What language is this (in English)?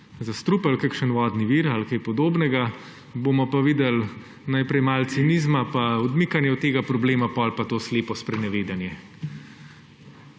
Slovenian